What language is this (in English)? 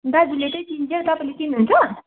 Nepali